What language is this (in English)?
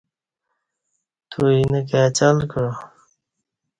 Kati